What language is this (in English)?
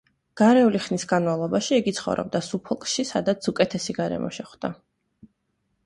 Georgian